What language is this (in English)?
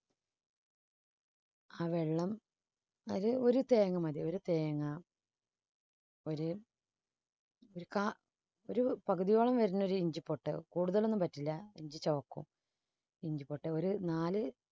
Malayalam